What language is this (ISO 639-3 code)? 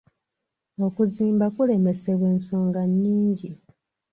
lug